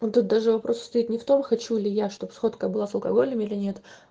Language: Russian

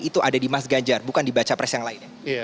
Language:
Indonesian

